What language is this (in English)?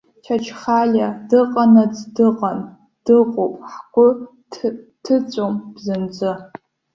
Abkhazian